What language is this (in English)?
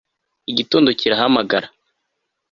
Kinyarwanda